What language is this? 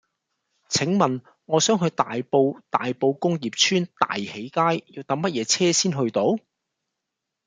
Cantonese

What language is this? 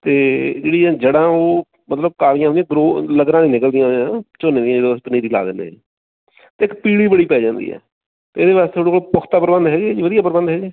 Punjabi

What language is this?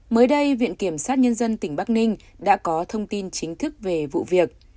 Vietnamese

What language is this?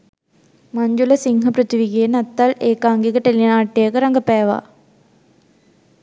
Sinhala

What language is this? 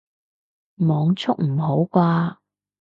Cantonese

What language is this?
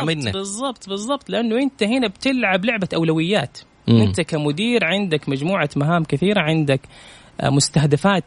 Arabic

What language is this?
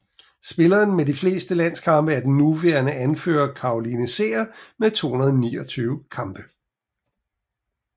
Danish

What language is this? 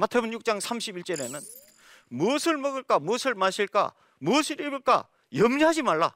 Korean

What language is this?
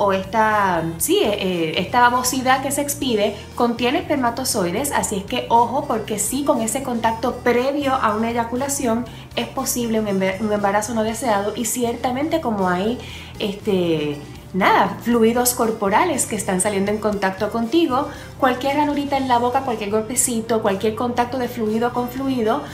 Spanish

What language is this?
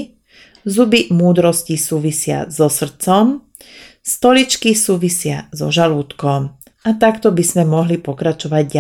Slovak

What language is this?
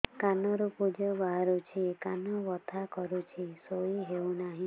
Odia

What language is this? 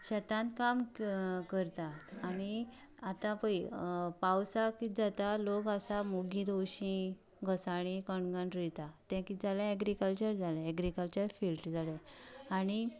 Konkani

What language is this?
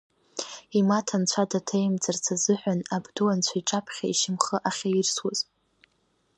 Abkhazian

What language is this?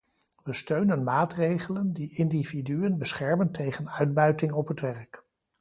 Dutch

